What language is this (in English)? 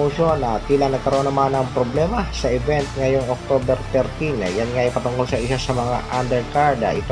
Filipino